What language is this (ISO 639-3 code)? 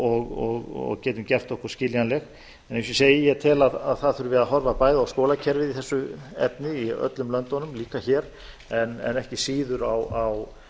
isl